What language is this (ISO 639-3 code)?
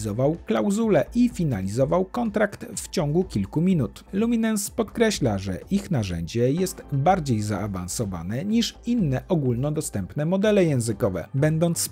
pol